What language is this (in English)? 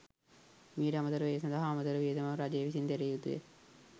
Sinhala